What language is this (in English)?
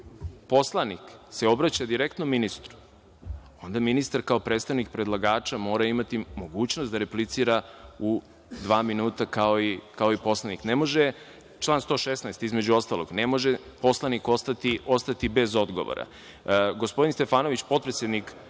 Serbian